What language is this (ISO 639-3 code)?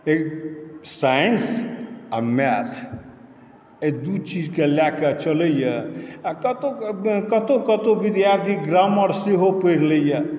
mai